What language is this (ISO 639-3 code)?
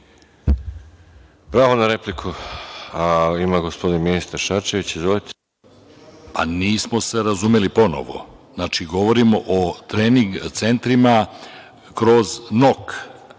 srp